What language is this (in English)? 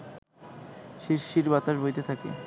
Bangla